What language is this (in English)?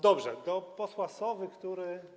Polish